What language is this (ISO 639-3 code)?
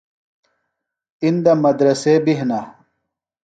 phl